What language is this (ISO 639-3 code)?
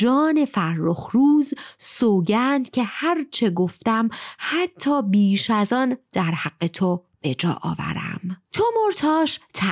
fas